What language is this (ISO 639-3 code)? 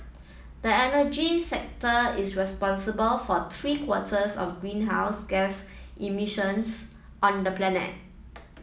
eng